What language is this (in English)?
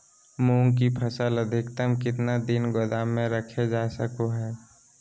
Magahi